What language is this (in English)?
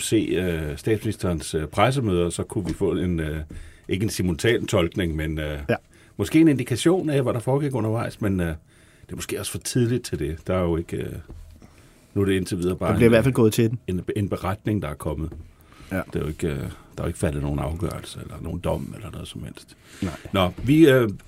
Danish